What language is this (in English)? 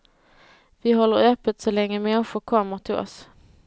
Swedish